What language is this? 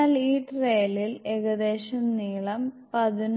Malayalam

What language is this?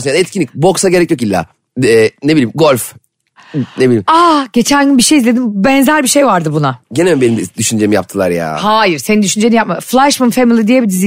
Turkish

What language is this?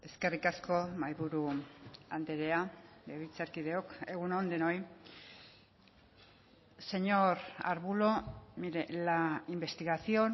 Basque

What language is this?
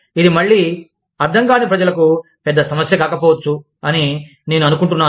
Telugu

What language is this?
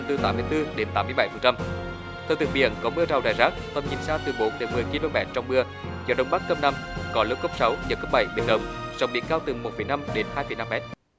Vietnamese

